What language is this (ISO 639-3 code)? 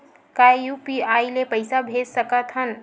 hne